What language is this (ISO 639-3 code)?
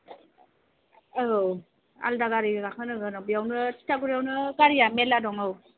brx